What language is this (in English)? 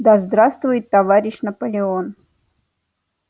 Russian